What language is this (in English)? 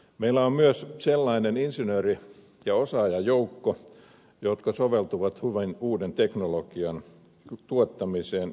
Finnish